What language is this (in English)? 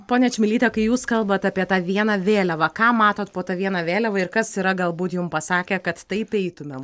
Lithuanian